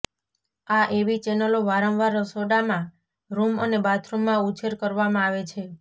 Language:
Gujarati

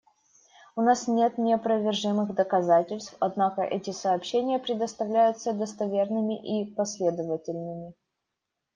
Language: Russian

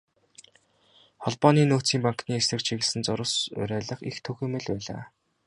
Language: Mongolian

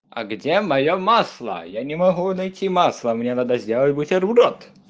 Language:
Russian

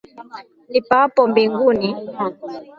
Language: Swahili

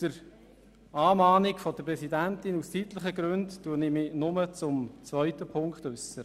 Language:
Swiss German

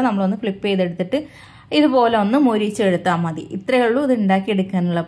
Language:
Malayalam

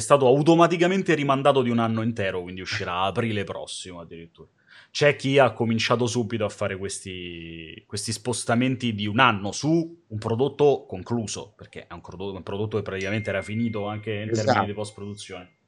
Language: Italian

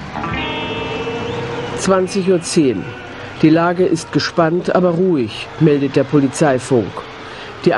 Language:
German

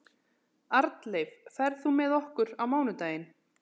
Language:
Icelandic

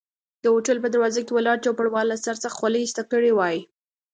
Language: Pashto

